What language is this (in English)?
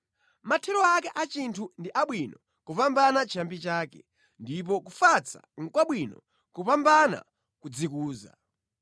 Nyanja